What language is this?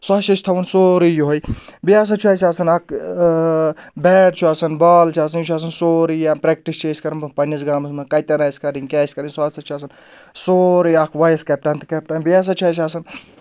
Kashmiri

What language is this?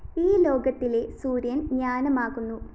Malayalam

